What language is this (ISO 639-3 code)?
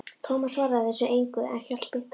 isl